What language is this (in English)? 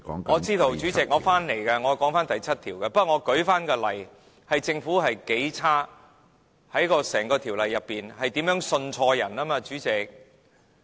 Cantonese